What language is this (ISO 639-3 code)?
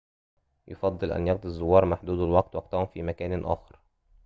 ara